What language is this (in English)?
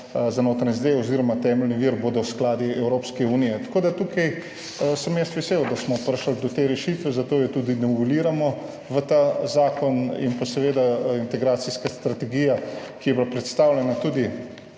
Slovenian